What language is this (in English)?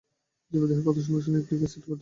Bangla